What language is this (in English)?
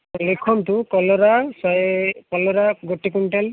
Odia